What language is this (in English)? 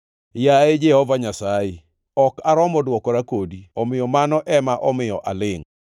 Luo (Kenya and Tanzania)